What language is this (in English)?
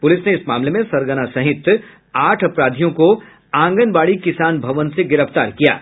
Hindi